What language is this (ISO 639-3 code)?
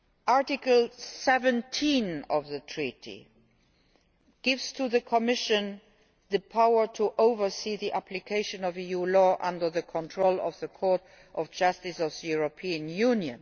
eng